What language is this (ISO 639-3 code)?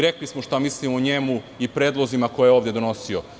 srp